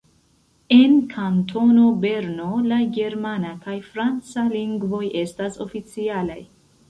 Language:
Esperanto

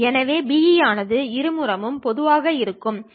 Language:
Tamil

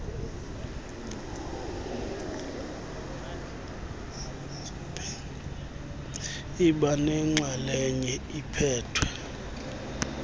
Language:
Xhosa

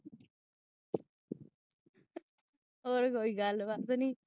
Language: Punjabi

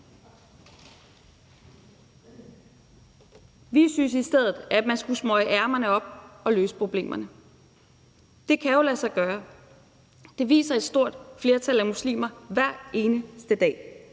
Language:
Danish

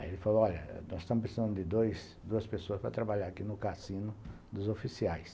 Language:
Portuguese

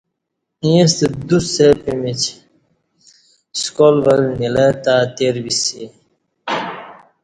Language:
Kati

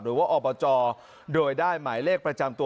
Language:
Thai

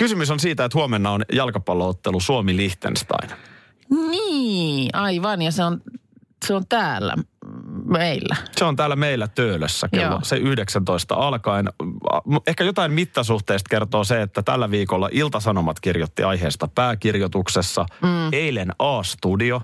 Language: Finnish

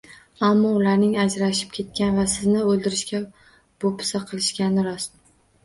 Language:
Uzbek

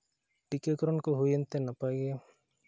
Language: Santali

